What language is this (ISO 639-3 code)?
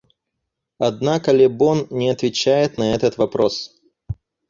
rus